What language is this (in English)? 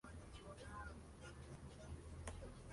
Spanish